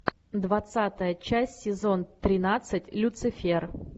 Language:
Russian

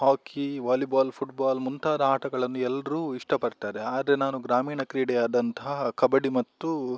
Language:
Kannada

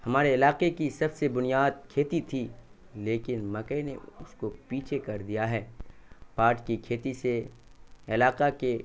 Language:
Urdu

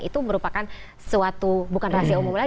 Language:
Indonesian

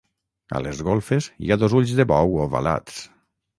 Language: Catalan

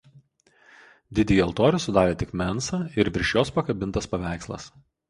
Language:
Lithuanian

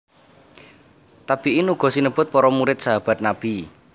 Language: Javanese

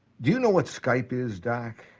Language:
English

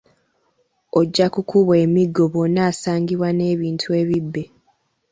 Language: Ganda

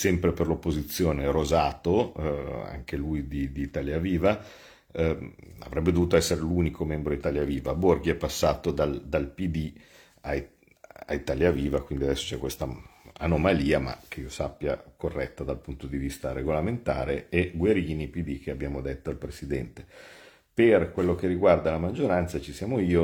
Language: Italian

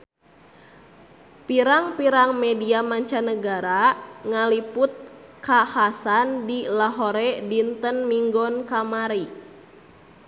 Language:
Sundanese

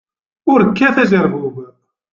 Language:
Kabyle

